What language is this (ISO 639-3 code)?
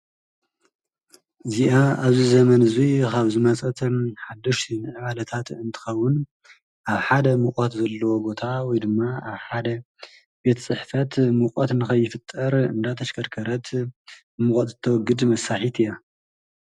tir